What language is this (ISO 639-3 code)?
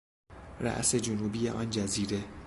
fas